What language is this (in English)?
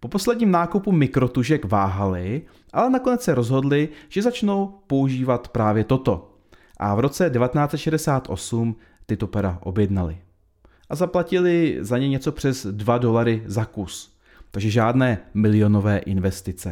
Czech